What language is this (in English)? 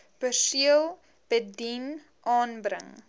Afrikaans